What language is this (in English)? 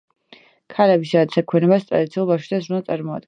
Georgian